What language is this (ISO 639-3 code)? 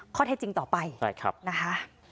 tha